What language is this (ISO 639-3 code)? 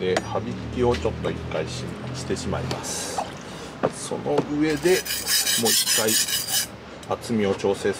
jpn